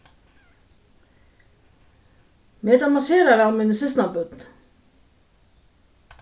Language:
Faroese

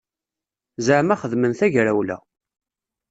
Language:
Kabyle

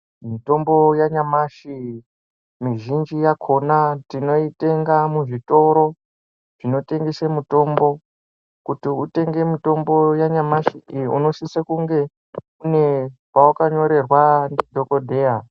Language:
Ndau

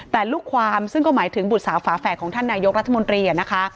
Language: Thai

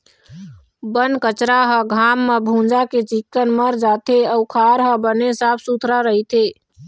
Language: Chhattisgarhi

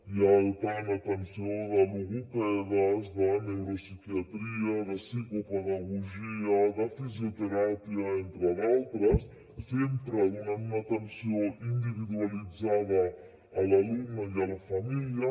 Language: Catalan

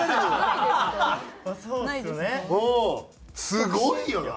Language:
Japanese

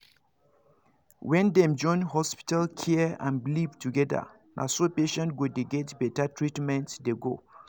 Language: Nigerian Pidgin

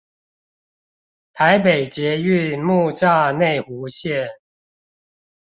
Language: Chinese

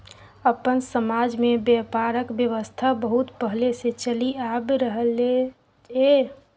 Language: Maithili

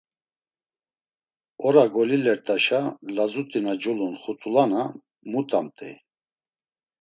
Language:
Laz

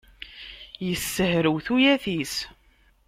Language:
Kabyle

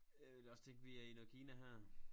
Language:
Danish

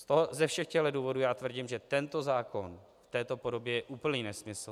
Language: Czech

